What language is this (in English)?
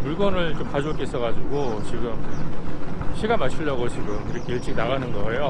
Korean